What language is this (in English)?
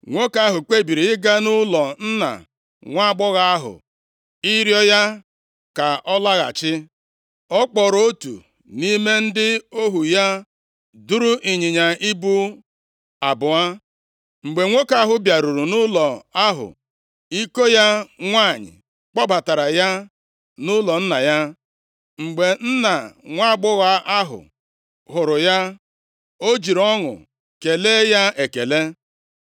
Igbo